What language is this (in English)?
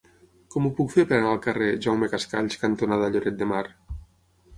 Catalan